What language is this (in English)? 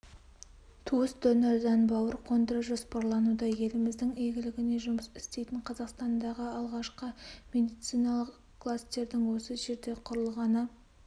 Kazakh